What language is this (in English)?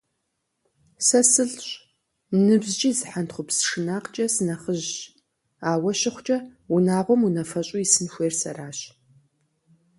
Kabardian